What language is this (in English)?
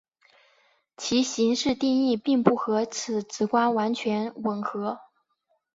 Chinese